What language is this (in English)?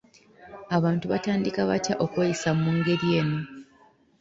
Ganda